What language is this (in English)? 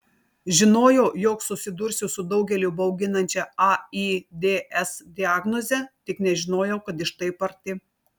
Lithuanian